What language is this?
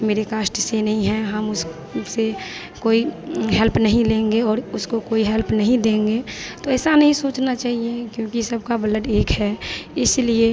Hindi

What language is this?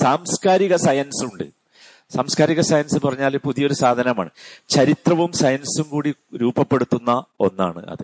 Malayalam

